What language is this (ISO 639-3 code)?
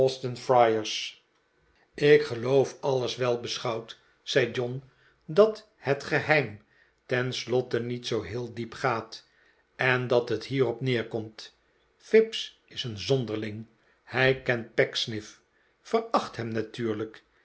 nld